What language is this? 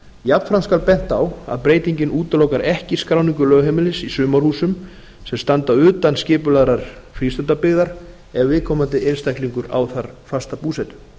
Icelandic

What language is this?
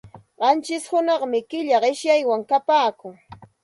Santa Ana de Tusi Pasco Quechua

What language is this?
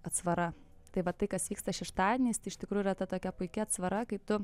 Lithuanian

